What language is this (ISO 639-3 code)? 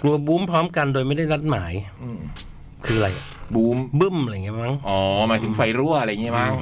tha